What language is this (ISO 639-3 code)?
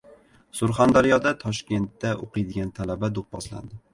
uzb